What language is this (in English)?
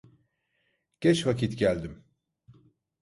Turkish